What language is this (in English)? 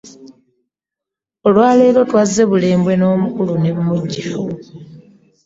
Ganda